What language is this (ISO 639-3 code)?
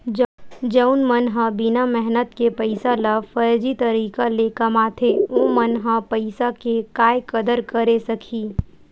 hne